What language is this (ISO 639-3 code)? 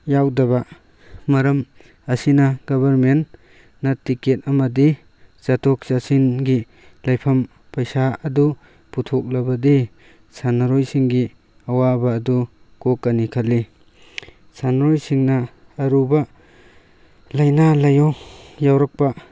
mni